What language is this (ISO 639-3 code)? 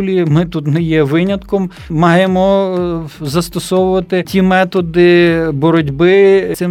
ukr